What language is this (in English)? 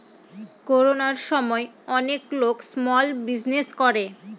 Bangla